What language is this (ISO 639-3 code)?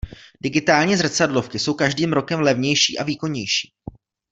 ces